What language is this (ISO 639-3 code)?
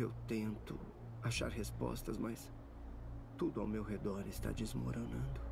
por